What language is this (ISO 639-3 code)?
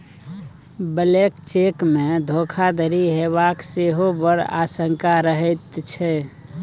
mai